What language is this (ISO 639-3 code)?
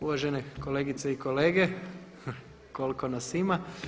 hrv